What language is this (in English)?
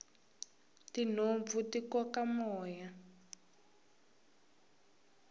Tsonga